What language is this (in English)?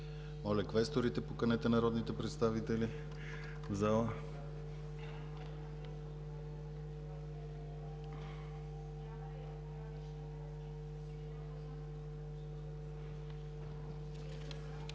Bulgarian